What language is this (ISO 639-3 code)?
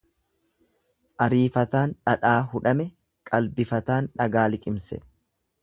orm